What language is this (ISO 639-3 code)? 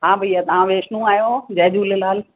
snd